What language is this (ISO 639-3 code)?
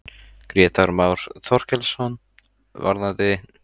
isl